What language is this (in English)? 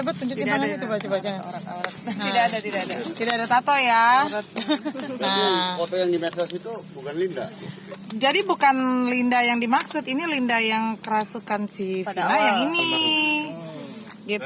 Indonesian